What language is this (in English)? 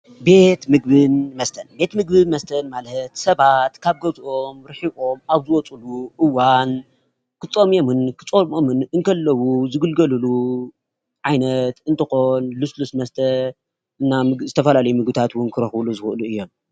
Tigrinya